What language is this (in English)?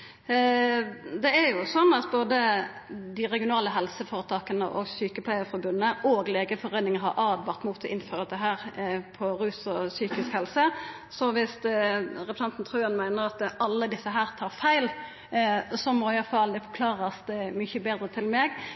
Norwegian Nynorsk